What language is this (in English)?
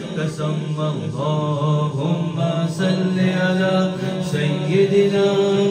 Arabic